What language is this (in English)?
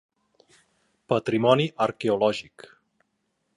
Catalan